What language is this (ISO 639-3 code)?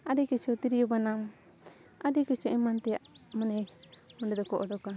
sat